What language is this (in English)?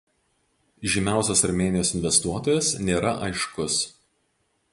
Lithuanian